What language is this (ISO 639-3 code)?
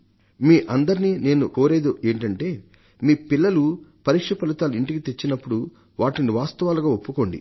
tel